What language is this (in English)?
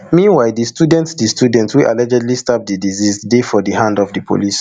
Nigerian Pidgin